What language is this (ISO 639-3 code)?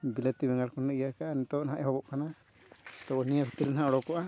sat